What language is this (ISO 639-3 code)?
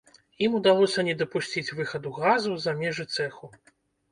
bel